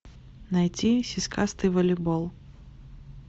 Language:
Russian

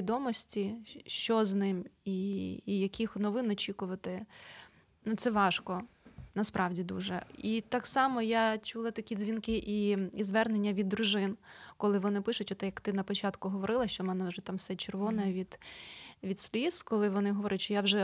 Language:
Ukrainian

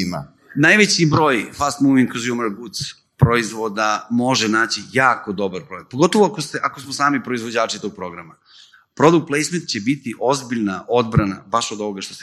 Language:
Croatian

